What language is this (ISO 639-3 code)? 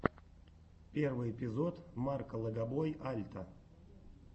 rus